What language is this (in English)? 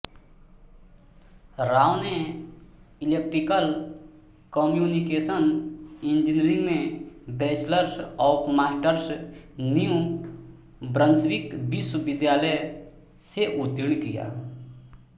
Hindi